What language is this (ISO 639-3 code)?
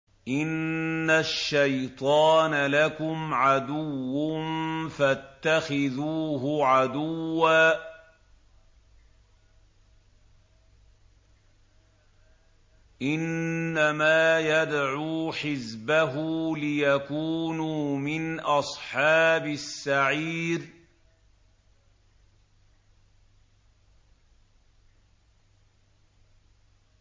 ara